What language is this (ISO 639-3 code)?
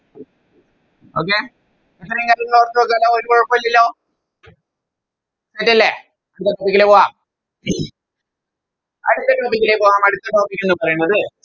mal